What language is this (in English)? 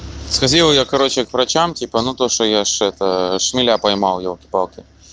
Russian